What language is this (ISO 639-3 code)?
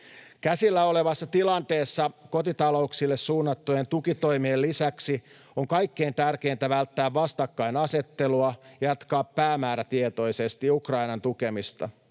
fin